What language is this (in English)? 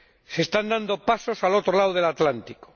Spanish